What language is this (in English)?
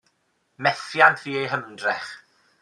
Welsh